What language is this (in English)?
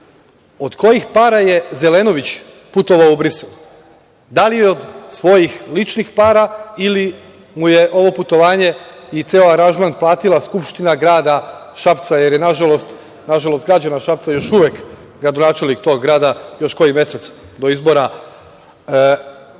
Serbian